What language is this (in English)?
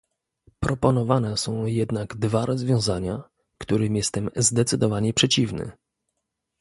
Polish